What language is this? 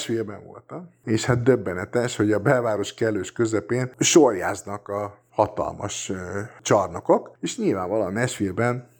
Hungarian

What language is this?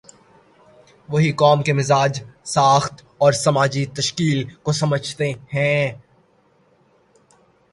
Urdu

